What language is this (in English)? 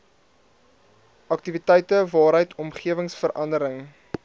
Afrikaans